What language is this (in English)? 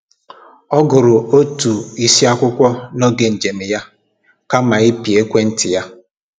Igbo